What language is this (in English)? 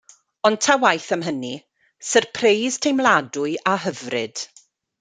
Welsh